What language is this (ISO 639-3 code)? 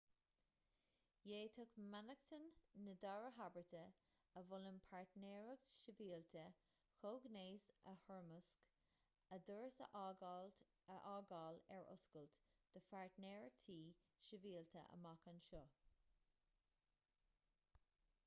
gle